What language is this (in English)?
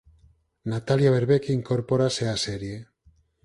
Galician